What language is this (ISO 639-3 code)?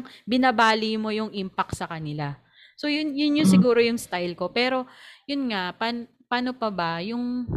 fil